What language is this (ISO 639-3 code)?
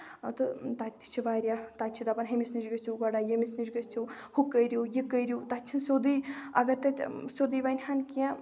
kas